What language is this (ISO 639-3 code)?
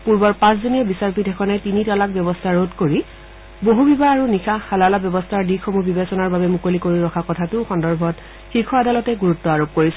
asm